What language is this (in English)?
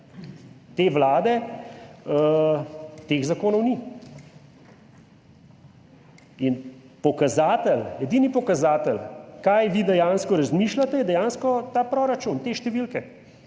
Slovenian